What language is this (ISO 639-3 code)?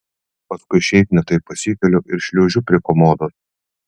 lit